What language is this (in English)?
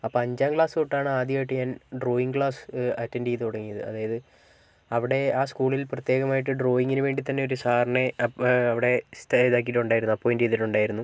Malayalam